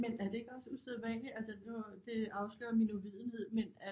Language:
Danish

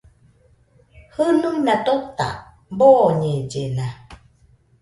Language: Nüpode Huitoto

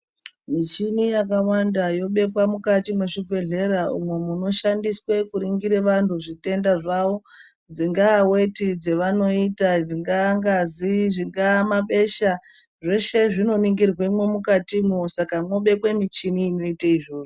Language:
Ndau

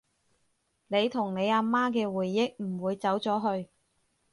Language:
Cantonese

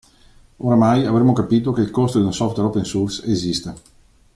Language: Italian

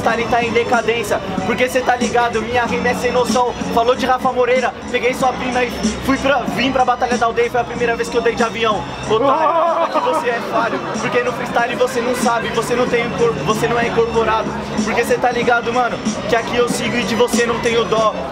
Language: Portuguese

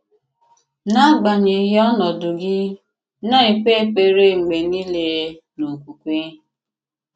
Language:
Igbo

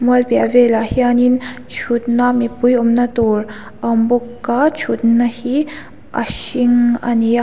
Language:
Mizo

